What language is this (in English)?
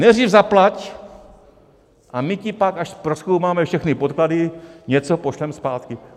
Czech